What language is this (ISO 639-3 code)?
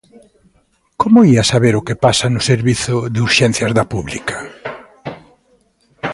glg